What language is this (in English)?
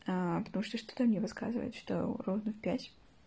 Russian